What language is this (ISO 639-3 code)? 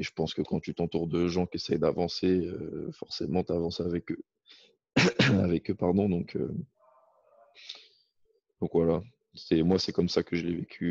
fra